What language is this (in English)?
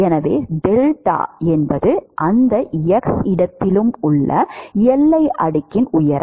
Tamil